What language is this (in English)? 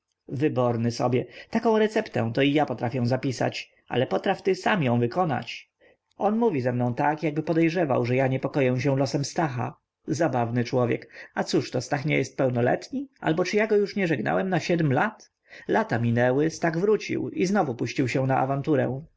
Polish